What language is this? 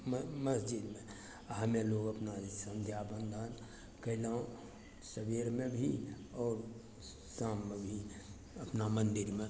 Maithili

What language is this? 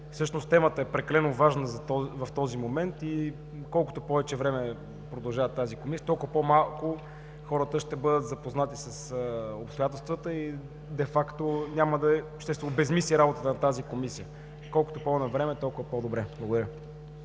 Bulgarian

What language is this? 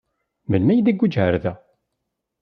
Kabyle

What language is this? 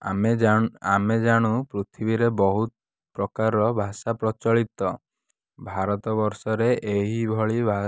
Odia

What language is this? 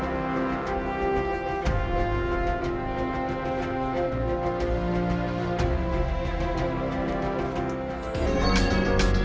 Indonesian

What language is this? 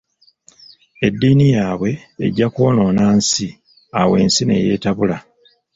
Ganda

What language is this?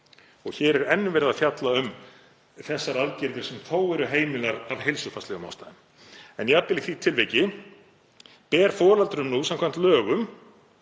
Icelandic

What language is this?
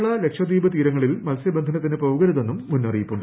Malayalam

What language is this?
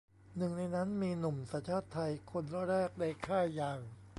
Thai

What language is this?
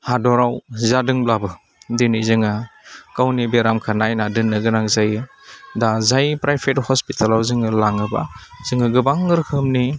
Bodo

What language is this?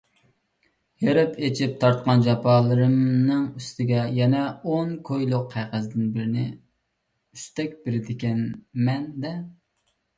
Uyghur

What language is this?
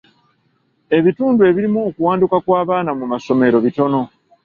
Ganda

